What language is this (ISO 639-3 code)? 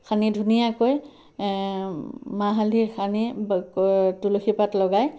asm